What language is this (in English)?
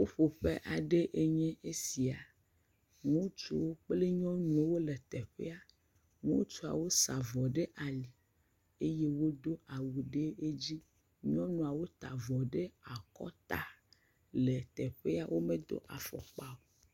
Ewe